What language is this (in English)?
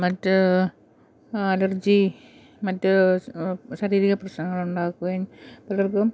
Malayalam